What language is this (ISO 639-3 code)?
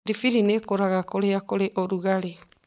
kik